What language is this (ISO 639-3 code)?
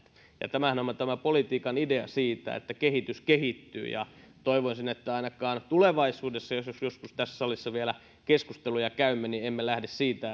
fin